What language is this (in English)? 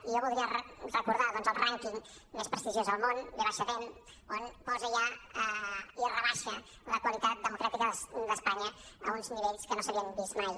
Catalan